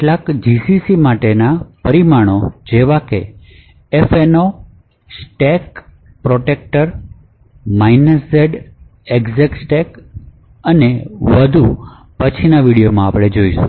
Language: Gujarati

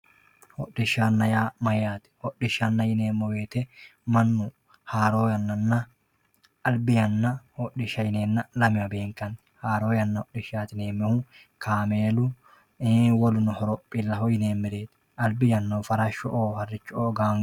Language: Sidamo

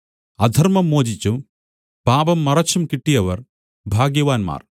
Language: Malayalam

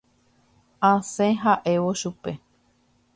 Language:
Guarani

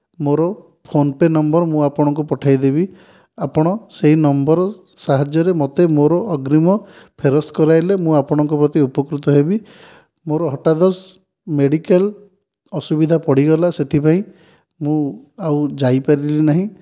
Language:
Odia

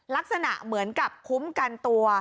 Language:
Thai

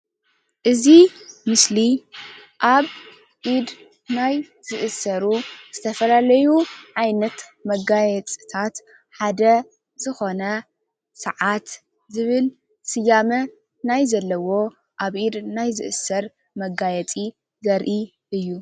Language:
Tigrinya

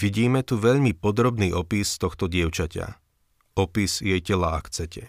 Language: Slovak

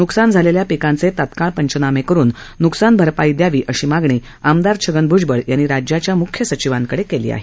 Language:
Marathi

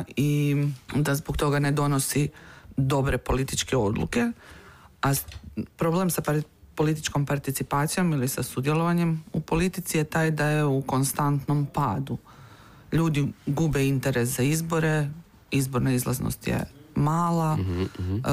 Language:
Croatian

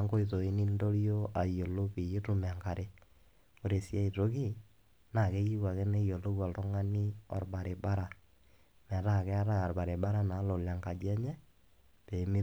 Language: Masai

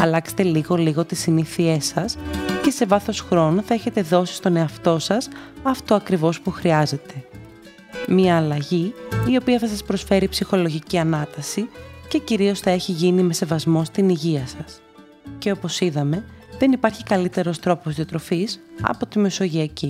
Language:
Greek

